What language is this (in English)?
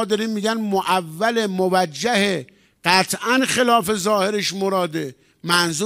Persian